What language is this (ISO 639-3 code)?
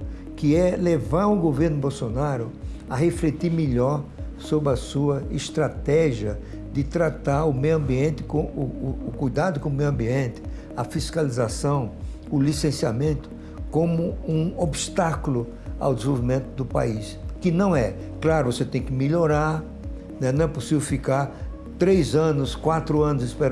por